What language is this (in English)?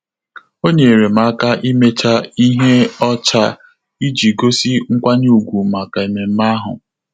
Igbo